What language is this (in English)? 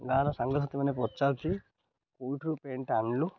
Odia